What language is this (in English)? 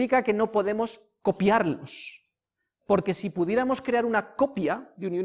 Spanish